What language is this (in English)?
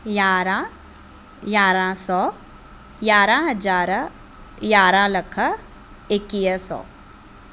Sindhi